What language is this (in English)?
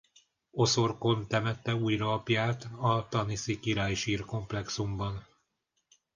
Hungarian